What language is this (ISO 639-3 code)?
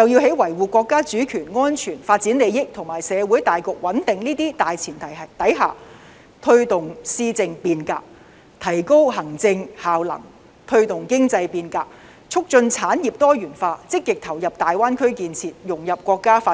yue